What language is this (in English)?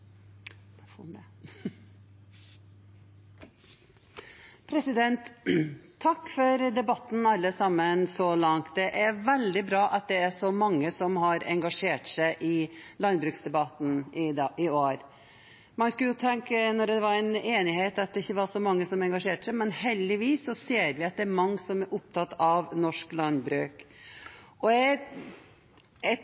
Norwegian